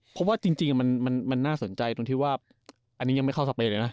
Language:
Thai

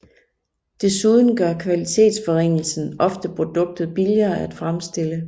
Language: Danish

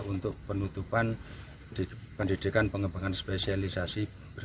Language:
Indonesian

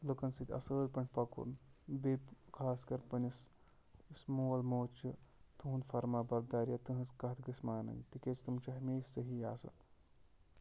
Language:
Kashmiri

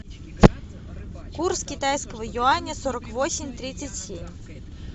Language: Russian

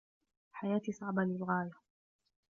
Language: Arabic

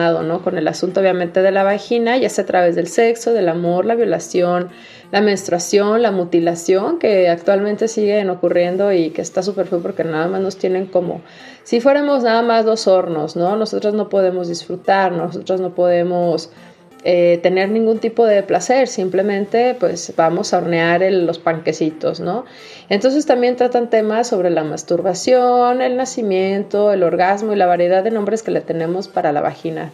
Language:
Spanish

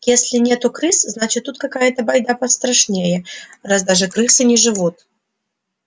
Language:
Russian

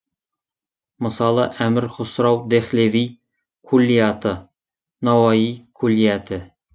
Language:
Kazakh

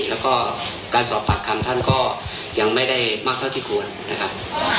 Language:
Thai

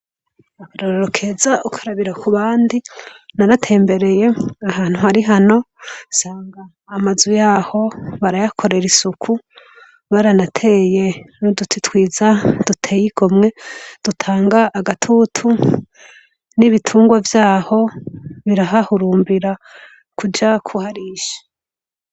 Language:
Rundi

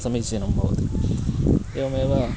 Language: Sanskrit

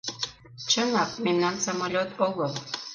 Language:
Mari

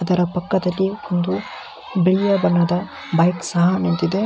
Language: Kannada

